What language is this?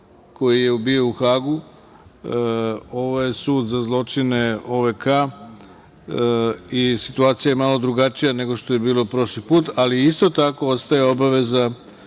Serbian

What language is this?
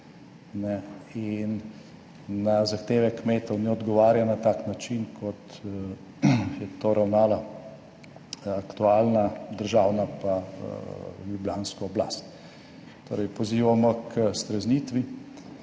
Slovenian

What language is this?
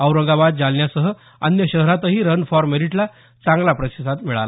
Marathi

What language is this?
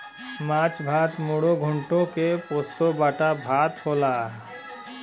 Bhojpuri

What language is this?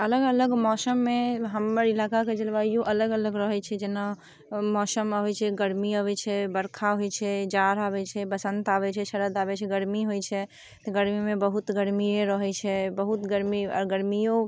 Maithili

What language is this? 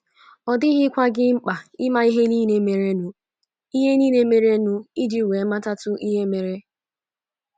Igbo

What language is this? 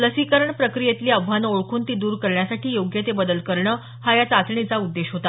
Marathi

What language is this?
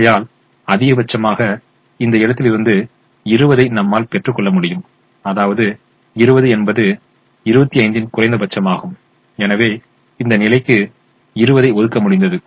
Tamil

